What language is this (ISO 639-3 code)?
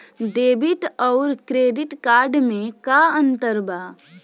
bho